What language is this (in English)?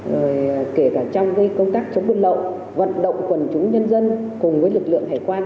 Vietnamese